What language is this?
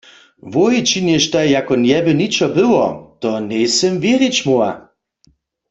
Upper Sorbian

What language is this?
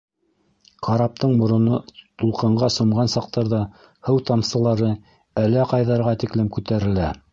Bashkir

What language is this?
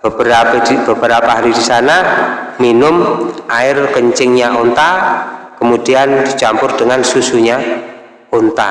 Indonesian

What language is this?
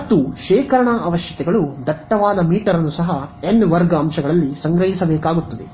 Kannada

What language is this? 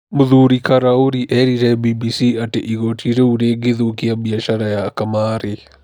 Kikuyu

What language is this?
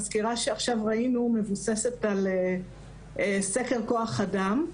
Hebrew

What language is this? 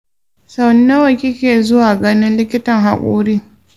Hausa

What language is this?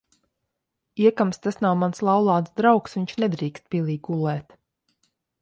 Latvian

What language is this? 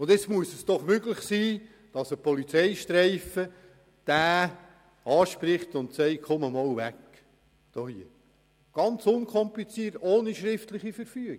Swiss German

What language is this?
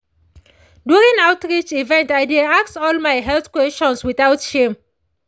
Nigerian Pidgin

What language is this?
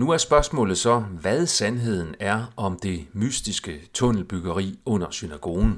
Danish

